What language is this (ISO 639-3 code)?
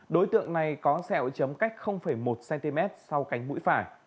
vie